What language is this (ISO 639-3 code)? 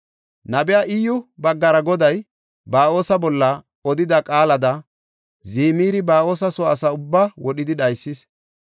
gof